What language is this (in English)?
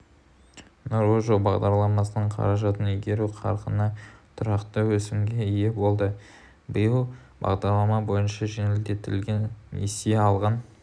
Kazakh